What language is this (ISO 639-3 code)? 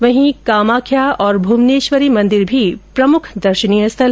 hin